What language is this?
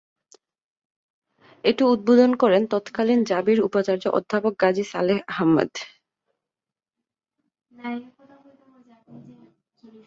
Bangla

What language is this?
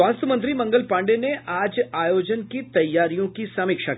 Hindi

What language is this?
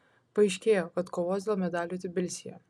Lithuanian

